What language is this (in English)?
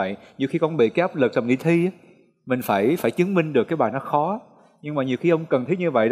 Vietnamese